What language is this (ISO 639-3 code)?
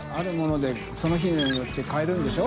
jpn